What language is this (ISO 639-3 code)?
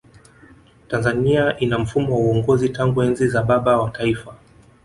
swa